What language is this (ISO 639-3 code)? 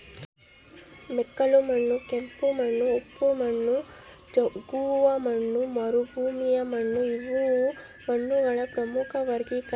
kan